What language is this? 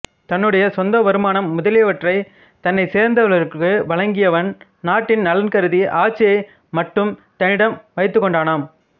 Tamil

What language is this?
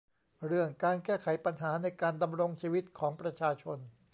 Thai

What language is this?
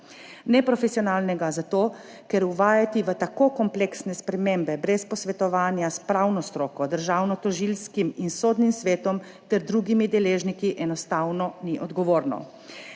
Slovenian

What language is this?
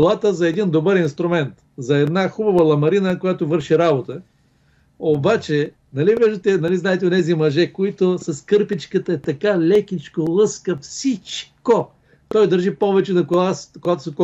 Bulgarian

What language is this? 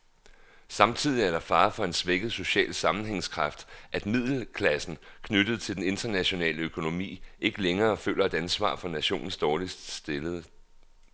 Danish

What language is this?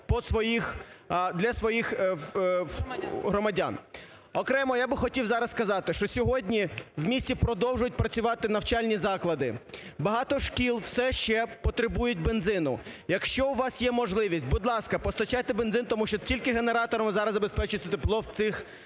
Ukrainian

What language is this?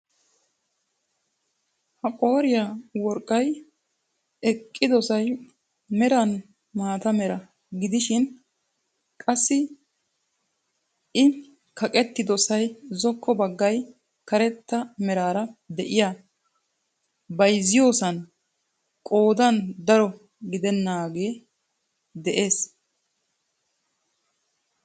Wolaytta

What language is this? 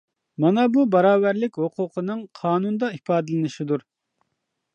Uyghur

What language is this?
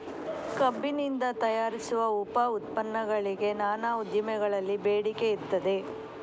Kannada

